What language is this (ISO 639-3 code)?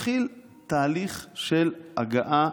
heb